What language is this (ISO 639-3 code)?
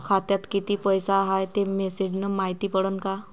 mar